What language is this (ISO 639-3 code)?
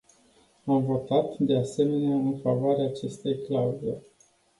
ron